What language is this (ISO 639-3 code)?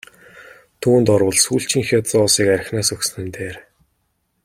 mon